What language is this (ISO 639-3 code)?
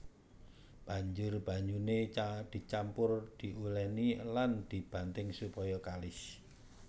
jav